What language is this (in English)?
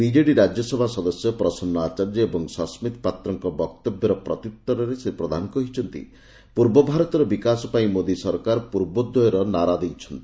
Odia